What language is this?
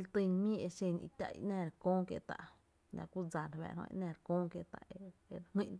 Tepinapa Chinantec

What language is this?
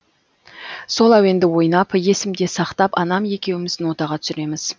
Kazakh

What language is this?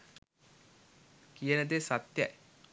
Sinhala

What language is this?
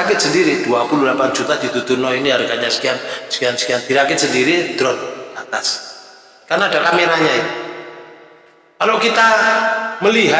Indonesian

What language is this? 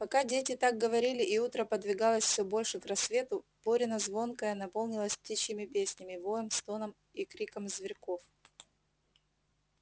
Russian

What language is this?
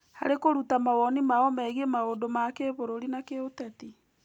Kikuyu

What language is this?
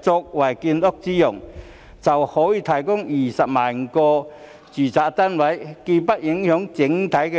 Cantonese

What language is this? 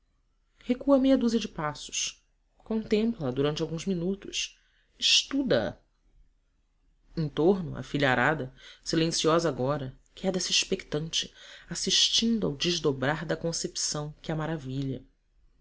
Portuguese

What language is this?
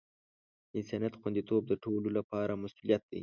Pashto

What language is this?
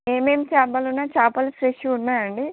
Telugu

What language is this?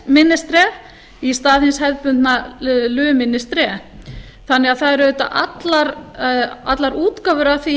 Icelandic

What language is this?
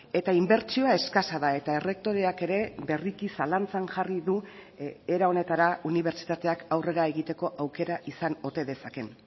Basque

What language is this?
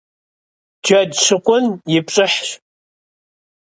Kabardian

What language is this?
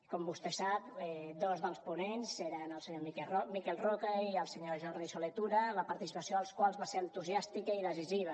Catalan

